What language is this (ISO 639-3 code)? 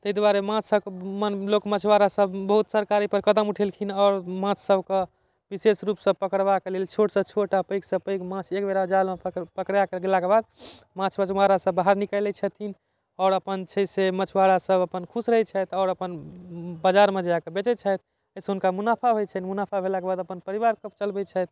mai